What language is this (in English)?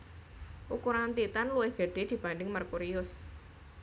Javanese